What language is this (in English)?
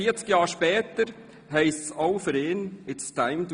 Swiss German